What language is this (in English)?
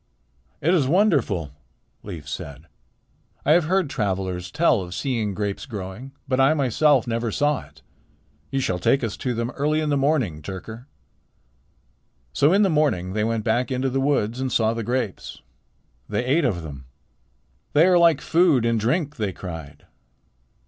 English